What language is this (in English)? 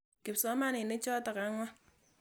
Kalenjin